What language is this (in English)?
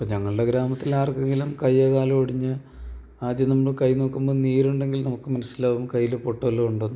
Malayalam